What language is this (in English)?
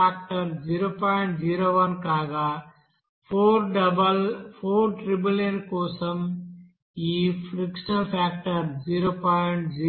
Telugu